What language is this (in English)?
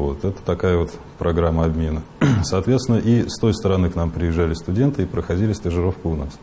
Russian